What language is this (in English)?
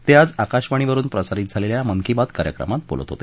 Marathi